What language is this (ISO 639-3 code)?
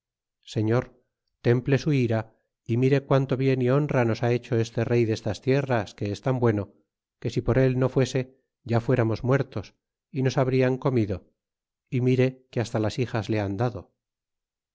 spa